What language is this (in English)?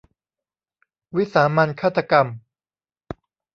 Thai